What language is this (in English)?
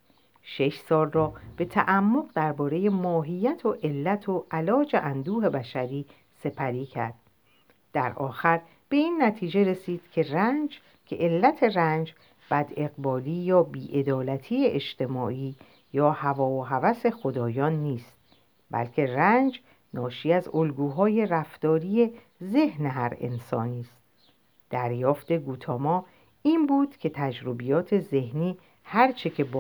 Persian